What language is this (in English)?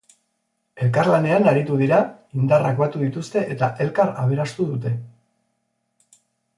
Basque